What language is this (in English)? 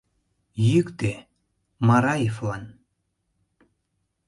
Mari